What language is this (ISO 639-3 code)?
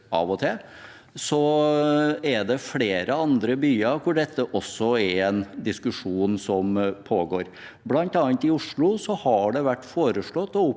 nor